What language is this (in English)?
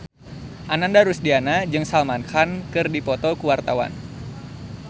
Sundanese